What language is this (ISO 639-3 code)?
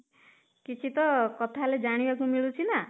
ori